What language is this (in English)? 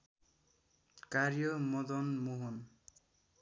Nepali